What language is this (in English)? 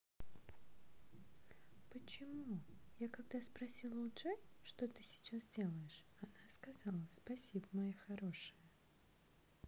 Russian